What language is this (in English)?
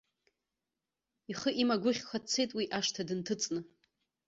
Abkhazian